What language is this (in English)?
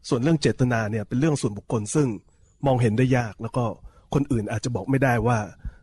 Thai